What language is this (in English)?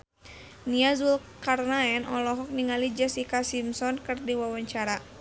Sundanese